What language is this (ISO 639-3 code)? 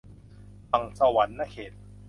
tha